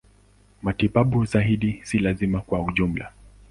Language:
Swahili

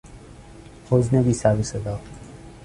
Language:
Persian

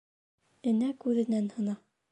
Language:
Bashkir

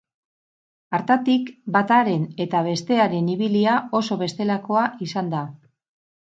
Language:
Basque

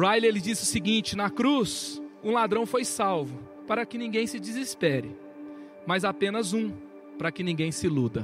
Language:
Portuguese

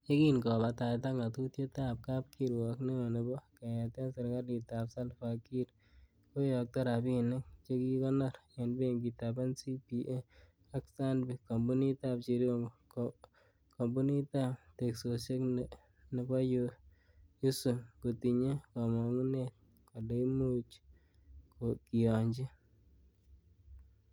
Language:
Kalenjin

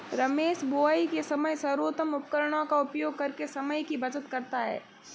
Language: Hindi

